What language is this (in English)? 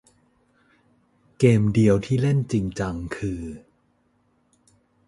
Thai